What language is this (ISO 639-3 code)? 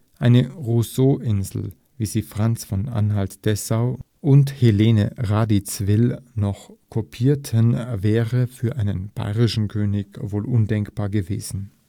deu